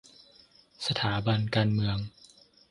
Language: Thai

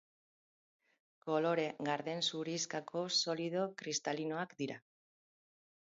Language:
Basque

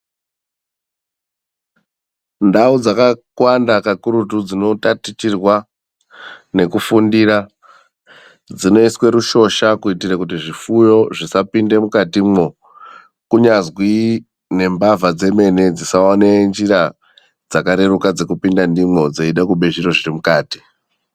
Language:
Ndau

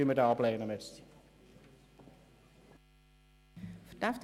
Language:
Swiss German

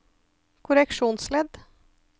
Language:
Norwegian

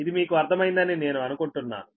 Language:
Telugu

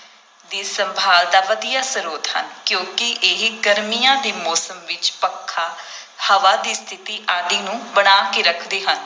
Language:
Punjabi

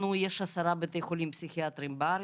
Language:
Hebrew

